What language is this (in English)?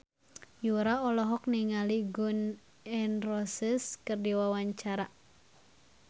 Sundanese